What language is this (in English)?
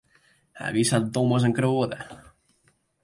Western Frisian